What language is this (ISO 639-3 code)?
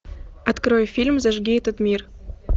rus